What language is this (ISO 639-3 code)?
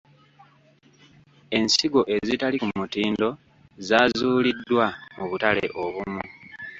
lug